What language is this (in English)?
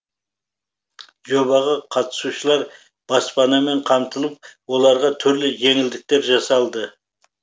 Kazakh